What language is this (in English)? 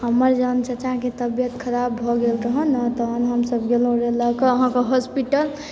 Maithili